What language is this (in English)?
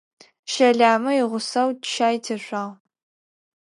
Adyghe